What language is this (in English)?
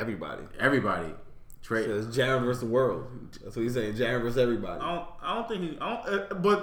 English